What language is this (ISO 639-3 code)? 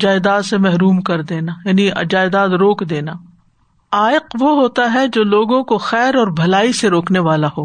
urd